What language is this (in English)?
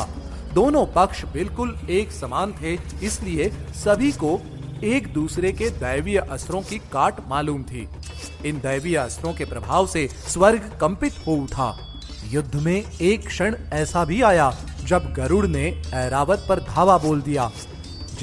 Hindi